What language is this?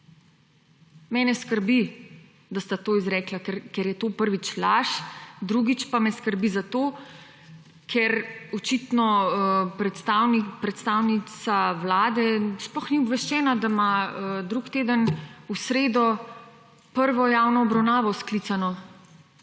Slovenian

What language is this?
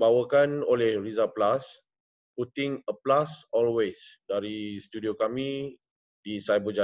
Malay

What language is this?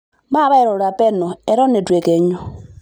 Masai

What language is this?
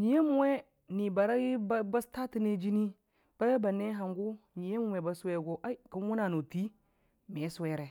Dijim-Bwilim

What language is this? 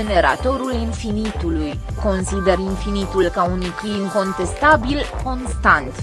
Romanian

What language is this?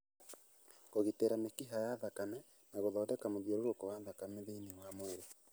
Kikuyu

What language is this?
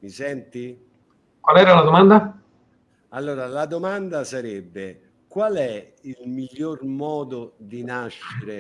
Italian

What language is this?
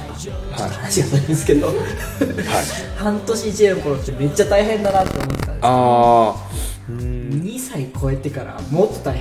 Japanese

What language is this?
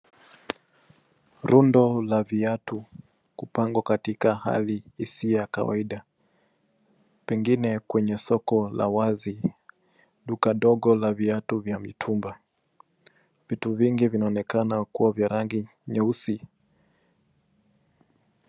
Swahili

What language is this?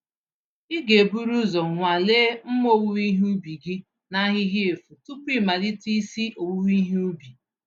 Igbo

